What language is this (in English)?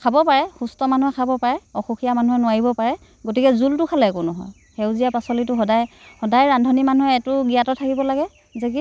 Assamese